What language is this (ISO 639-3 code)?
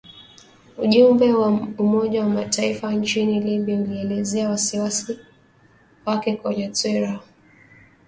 swa